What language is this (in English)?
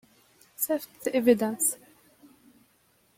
English